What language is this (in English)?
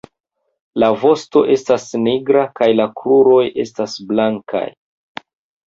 Esperanto